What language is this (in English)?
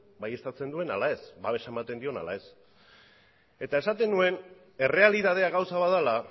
Basque